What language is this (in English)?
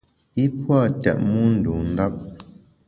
Bamun